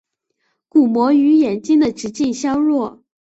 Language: Chinese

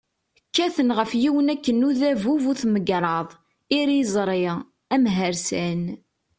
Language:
Kabyle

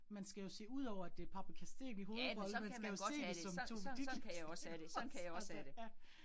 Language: Danish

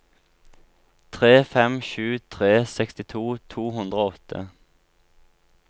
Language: Norwegian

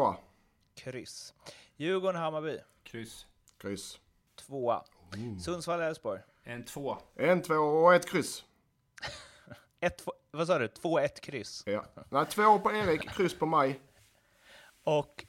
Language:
Swedish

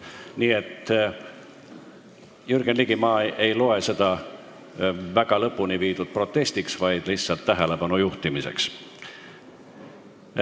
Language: Estonian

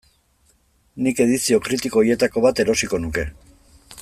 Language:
Basque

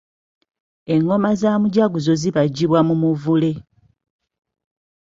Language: Ganda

